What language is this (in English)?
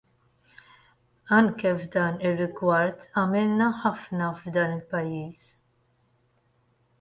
Maltese